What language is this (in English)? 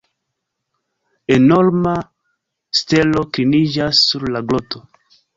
Esperanto